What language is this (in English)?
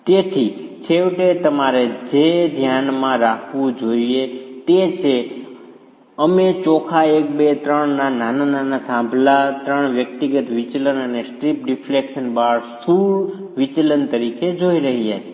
Gujarati